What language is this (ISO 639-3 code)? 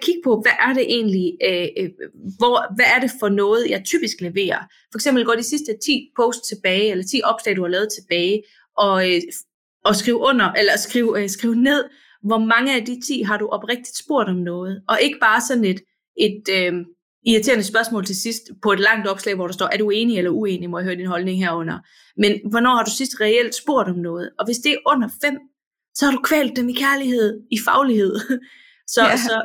dan